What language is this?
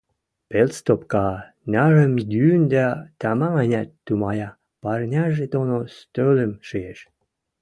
Western Mari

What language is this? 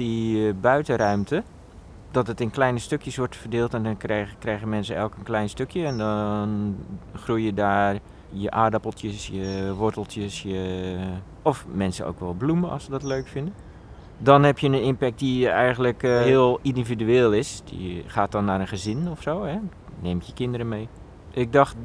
Dutch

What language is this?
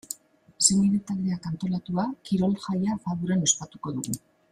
Basque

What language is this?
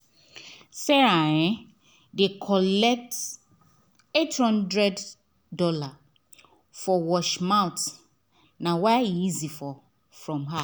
Nigerian Pidgin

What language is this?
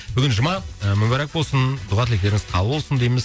Kazakh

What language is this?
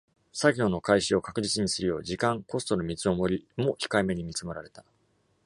Japanese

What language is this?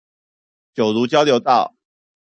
Chinese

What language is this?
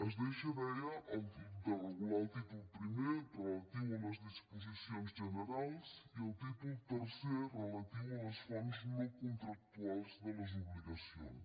Catalan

